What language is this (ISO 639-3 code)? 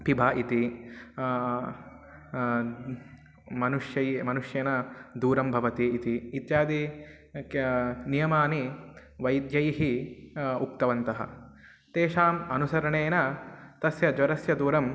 san